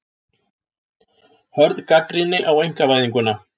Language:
Icelandic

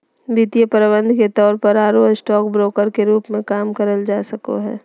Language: Magahi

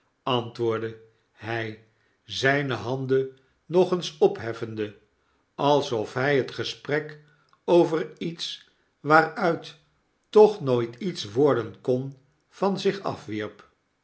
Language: Dutch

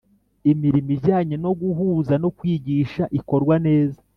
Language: Kinyarwanda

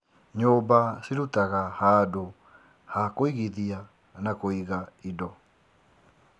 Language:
Kikuyu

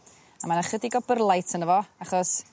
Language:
Welsh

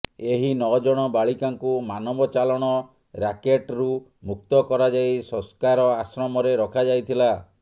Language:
Odia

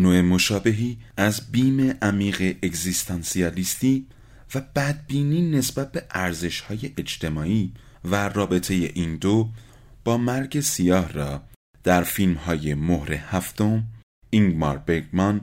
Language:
Persian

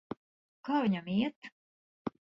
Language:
Latvian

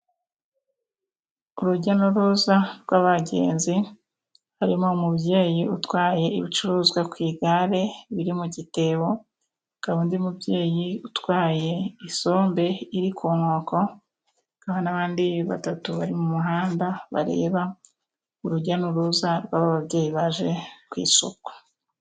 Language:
Kinyarwanda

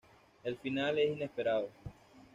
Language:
Spanish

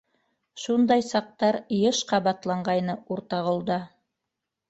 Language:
Bashkir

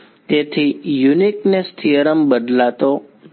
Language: Gujarati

